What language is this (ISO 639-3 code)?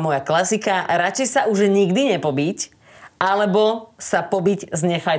slk